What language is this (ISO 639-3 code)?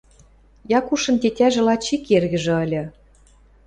mrj